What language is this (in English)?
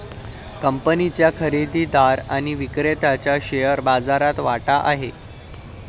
Marathi